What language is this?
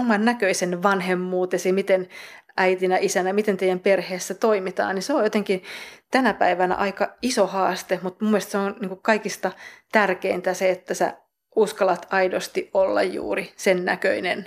Finnish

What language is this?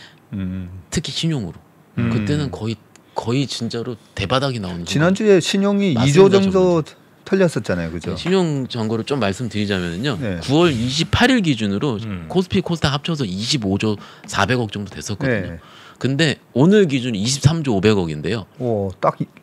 Korean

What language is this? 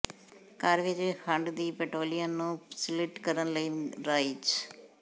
Punjabi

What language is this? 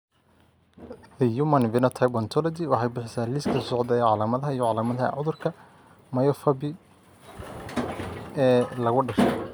Somali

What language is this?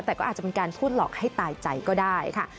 Thai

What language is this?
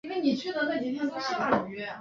Chinese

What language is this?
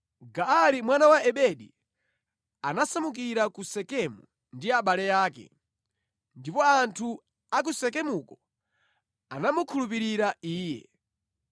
Nyanja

